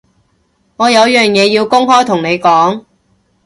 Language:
Cantonese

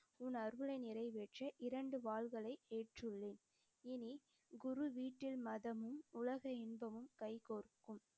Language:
Tamil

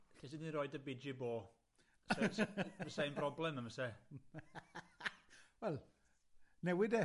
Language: Welsh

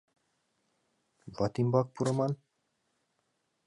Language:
Mari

